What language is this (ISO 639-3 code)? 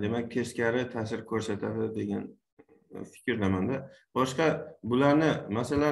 tur